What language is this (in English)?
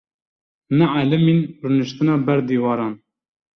Kurdish